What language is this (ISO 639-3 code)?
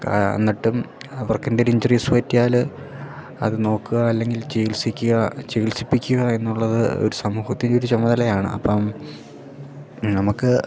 mal